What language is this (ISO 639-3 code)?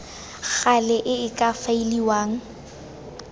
tsn